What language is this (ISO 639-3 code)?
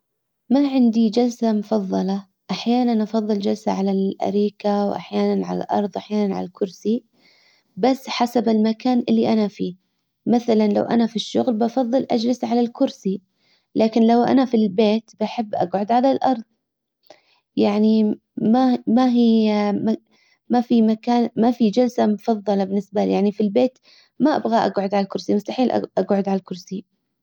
acw